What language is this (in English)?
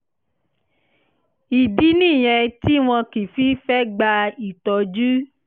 Yoruba